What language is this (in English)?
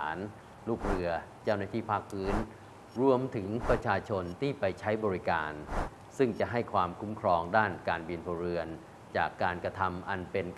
Thai